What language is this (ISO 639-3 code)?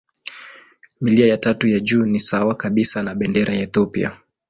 swa